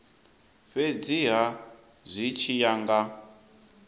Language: Venda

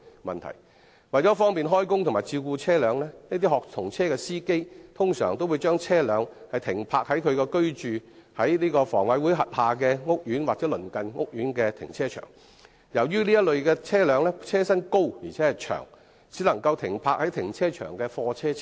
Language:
Cantonese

